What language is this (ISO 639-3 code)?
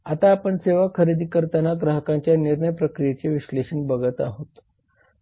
mar